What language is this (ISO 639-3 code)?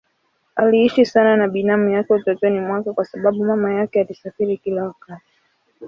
swa